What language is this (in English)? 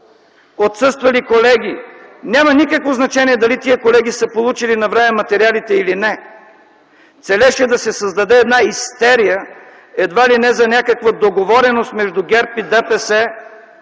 Bulgarian